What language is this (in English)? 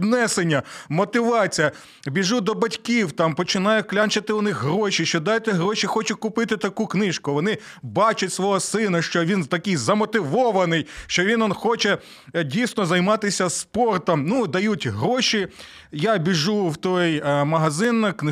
Ukrainian